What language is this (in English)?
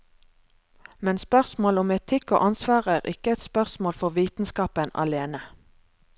Norwegian